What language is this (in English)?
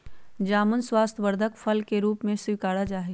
Magahi